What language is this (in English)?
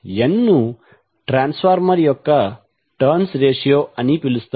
Telugu